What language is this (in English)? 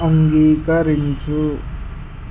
Telugu